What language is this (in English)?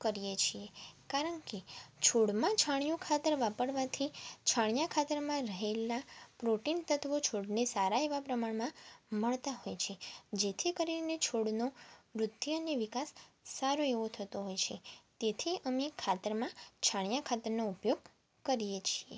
Gujarati